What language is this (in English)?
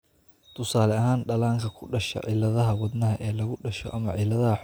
Somali